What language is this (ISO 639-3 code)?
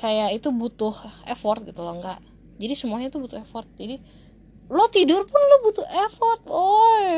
ind